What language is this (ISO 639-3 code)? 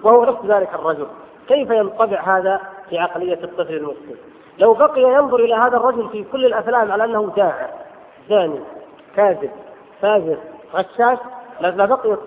ara